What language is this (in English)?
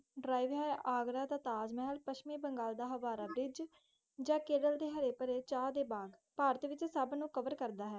Punjabi